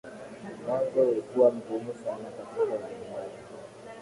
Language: Swahili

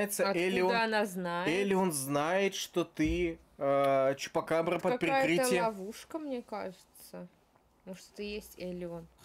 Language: Russian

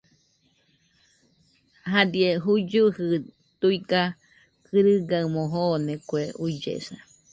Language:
Nüpode Huitoto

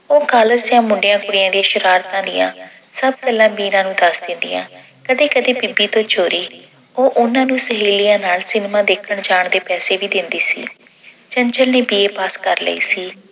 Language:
Punjabi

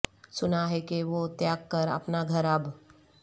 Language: Urdu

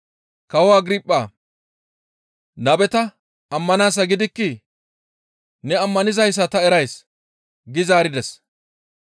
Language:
Gamo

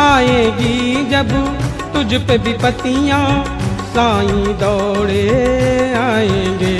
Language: Hindi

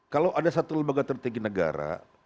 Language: Indonesian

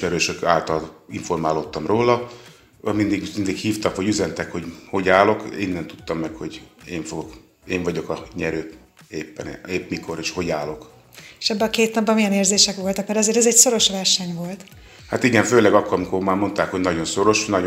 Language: Hungarian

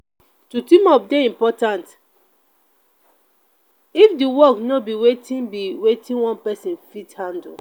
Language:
Nigerian Pidgin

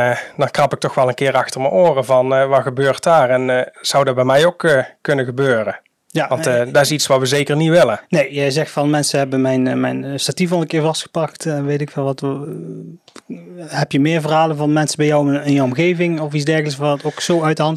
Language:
Dutch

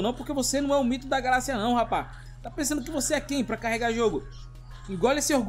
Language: Portuguese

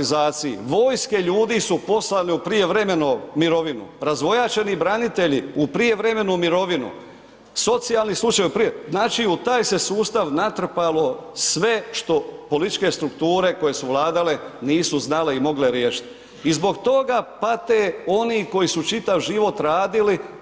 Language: Croatian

